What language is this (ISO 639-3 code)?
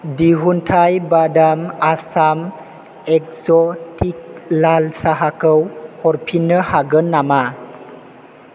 brx